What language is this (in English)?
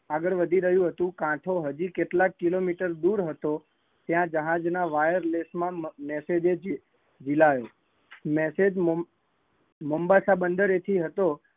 Gujarati